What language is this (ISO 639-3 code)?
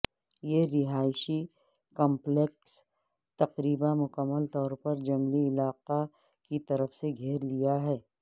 urd